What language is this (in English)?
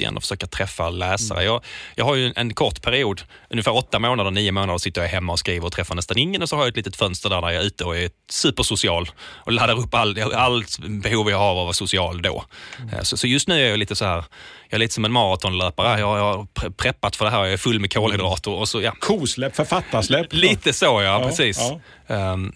Swedish